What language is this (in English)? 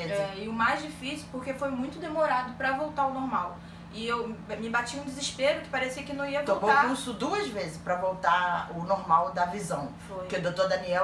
Portuguese